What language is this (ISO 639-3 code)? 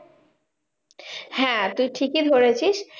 ben